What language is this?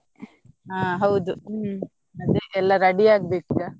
Kannada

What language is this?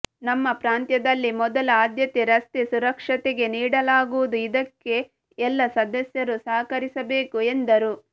Kannada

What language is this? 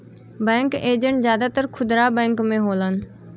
Bhojpuri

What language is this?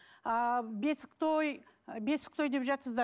Kazakh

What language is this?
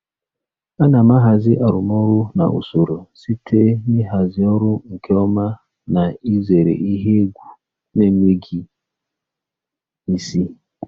Igbo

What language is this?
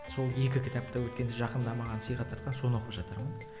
Kazakh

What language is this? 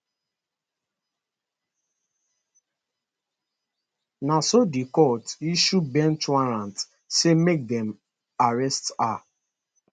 Nigerian Pidgin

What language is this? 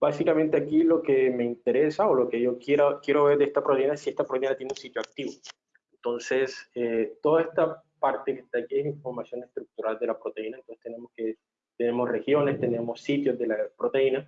Spanish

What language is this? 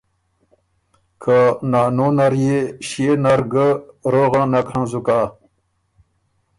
Ormuri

